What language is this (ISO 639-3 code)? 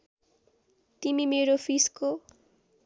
nep